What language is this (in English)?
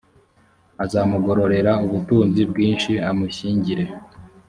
Kinyarwanda